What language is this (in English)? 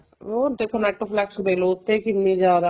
Punjabi